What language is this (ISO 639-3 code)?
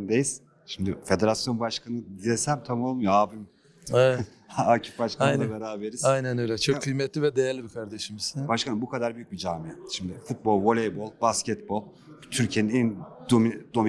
tur